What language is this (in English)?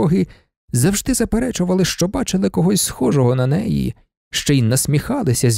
Ukrainian